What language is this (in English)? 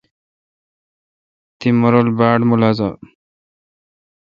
Kalkoti